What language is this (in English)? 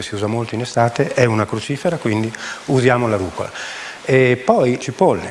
Italian